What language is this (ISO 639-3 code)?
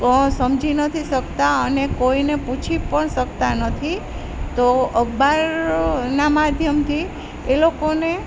guj